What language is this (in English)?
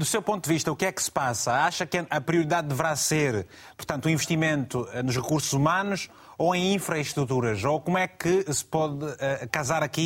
Portuguese